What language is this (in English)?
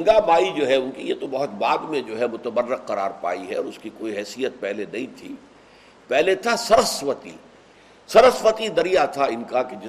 Urdu